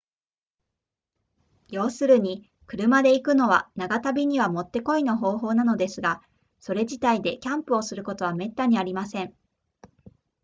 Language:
Japanese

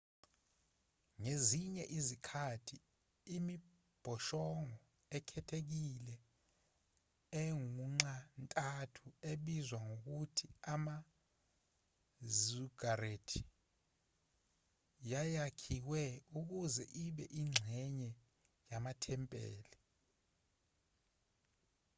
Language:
Zulu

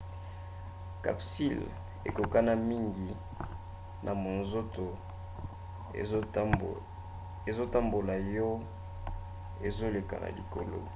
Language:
Lingala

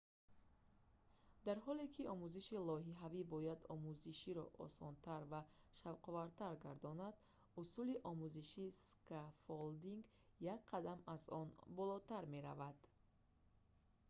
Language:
Tajik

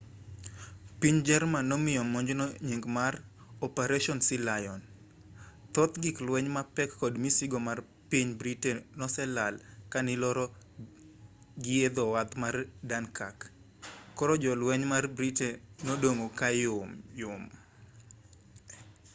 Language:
Luo (Kenya and Tanzania)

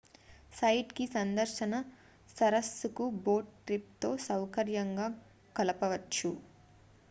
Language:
Telugu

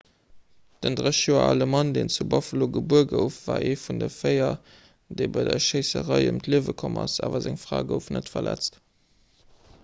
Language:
Luxembourgish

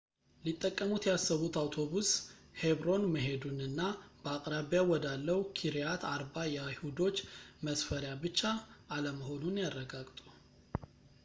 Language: Amharic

